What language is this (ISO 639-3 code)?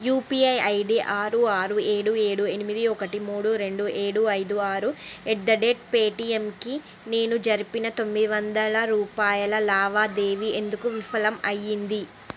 tel